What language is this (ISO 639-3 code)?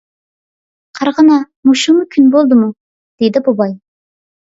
uig